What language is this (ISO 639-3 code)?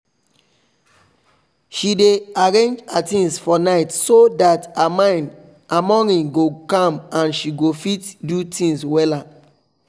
pcm